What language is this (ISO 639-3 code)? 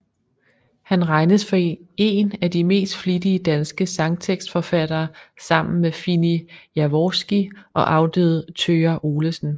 dan